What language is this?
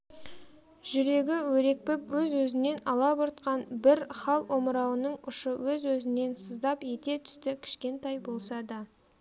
Kazakh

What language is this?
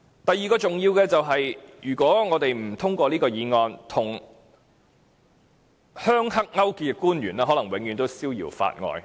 Cantonese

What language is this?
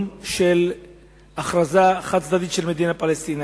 Hebrew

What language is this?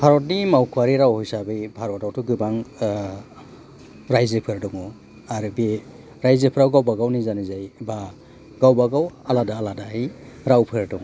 Bodo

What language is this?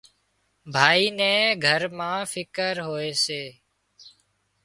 Wadiyara Koli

